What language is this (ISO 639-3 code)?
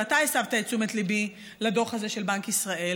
heb